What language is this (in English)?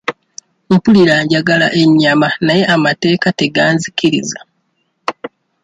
Ganda